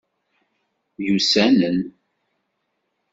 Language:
Kabyle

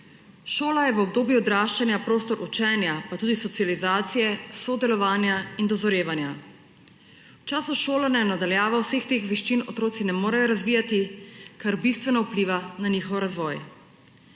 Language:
Slovenian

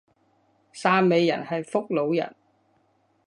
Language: Cantonese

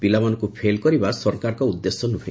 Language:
Odia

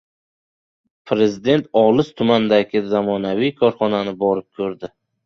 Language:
Uzbek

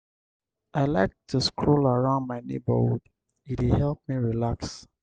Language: Nigerian Pidgin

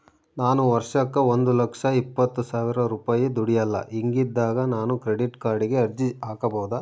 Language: Kannada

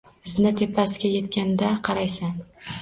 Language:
Uzbek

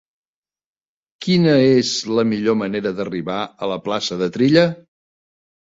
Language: Catalan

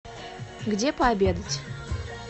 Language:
Russian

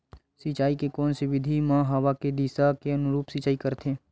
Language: Chhattisgarhi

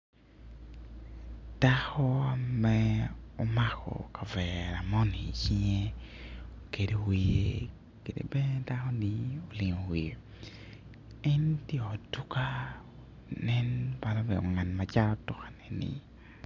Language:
Acoli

